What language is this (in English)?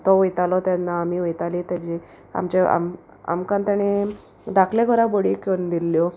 Konkani